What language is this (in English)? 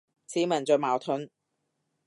Cantonese